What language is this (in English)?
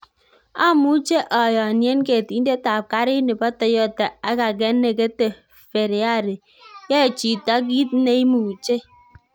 Kalenjin